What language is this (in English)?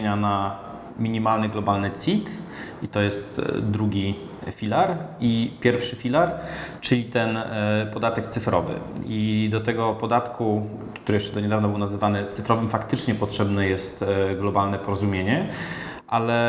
Polish